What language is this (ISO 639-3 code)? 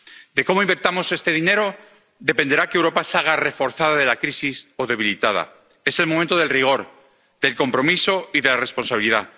spa